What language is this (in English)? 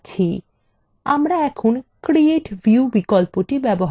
Bangla